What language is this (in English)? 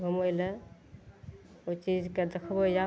Maithili